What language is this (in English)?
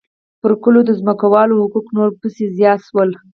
Pashto